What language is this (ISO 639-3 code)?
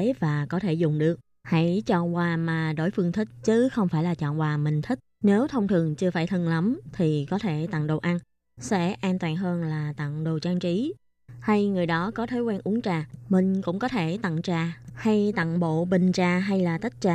vie